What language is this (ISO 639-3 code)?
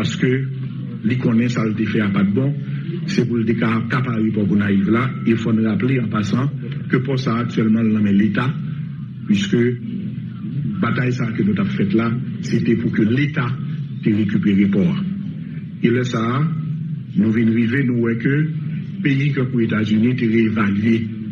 fra